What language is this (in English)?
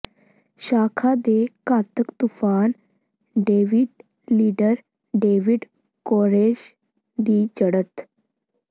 Punjabi